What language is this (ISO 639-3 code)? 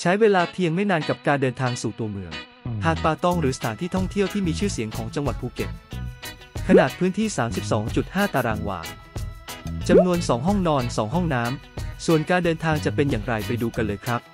tha